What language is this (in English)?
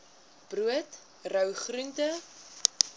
Afrikaans